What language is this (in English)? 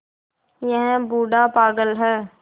Hindi